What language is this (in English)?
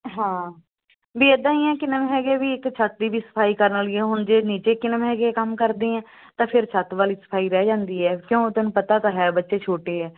Punjabi